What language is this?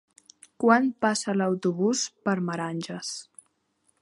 Catalan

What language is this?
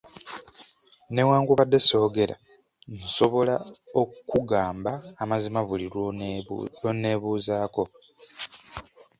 Ganda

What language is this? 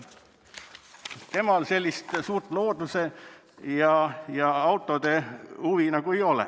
Estonian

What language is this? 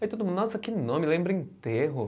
Portuguese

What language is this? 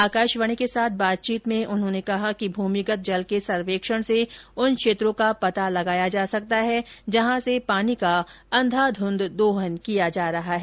Hindi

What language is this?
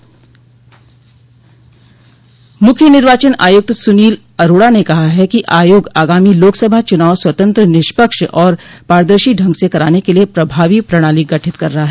Hindi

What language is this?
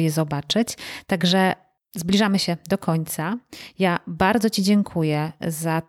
Polish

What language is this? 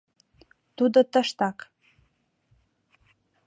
Mari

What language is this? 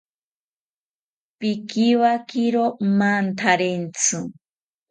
South Ucayali Ashéninka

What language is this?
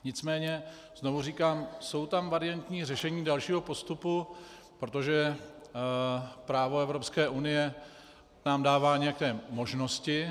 Czech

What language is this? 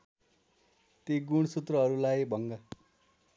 Nepali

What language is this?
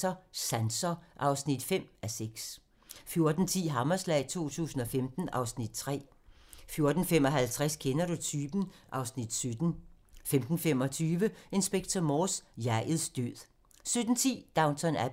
Danish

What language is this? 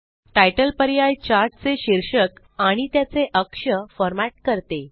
Marathi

